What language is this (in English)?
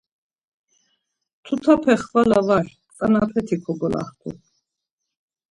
Laz